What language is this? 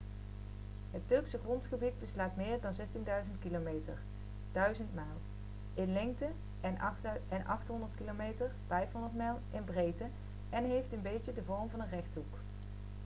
Dutch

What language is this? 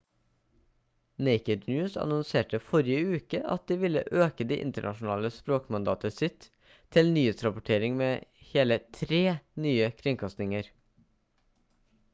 Norwegian Bokmål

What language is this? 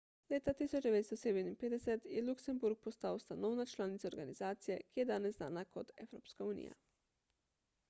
Slovenian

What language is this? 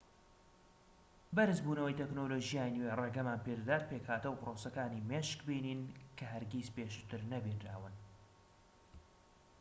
Central Kurdish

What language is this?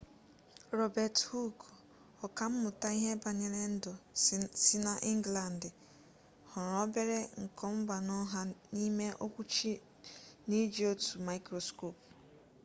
Igbo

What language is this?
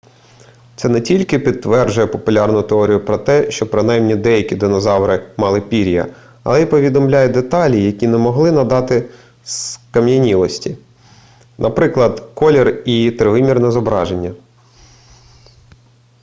Ukrainian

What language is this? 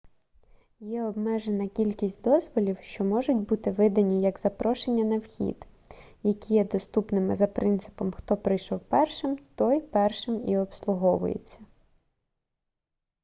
Ukrainian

